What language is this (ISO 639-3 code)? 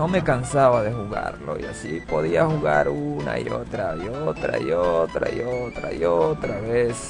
spa